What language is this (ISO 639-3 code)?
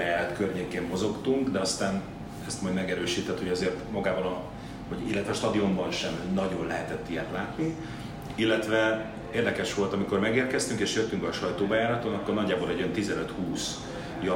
hun